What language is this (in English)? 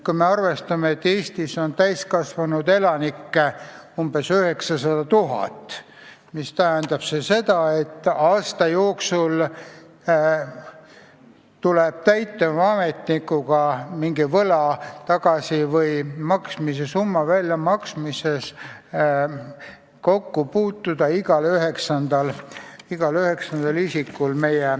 Estonian